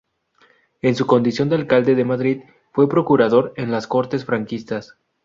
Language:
Spanish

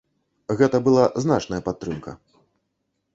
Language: Belarusian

